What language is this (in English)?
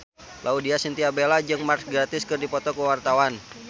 Sundanese